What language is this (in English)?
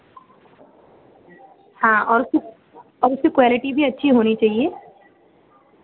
Hindi